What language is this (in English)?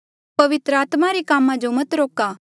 Mandeali